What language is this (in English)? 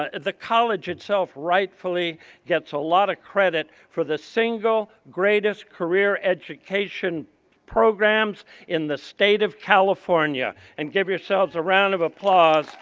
English